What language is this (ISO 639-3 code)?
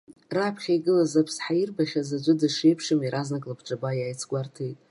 abk